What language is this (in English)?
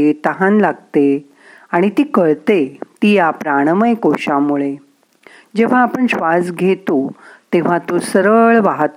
Marathi